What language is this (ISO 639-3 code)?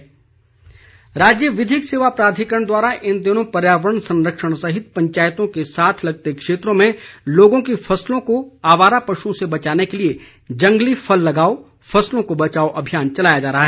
hin